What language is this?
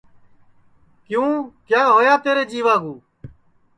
Sansi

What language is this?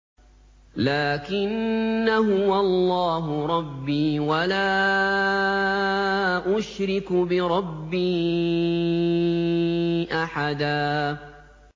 Arabic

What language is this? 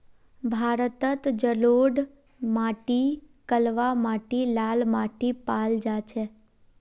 Magahi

